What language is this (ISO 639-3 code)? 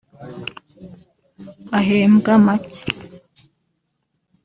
kin